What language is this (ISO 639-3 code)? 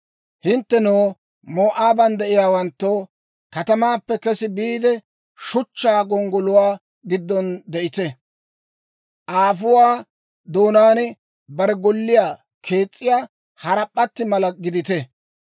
dwr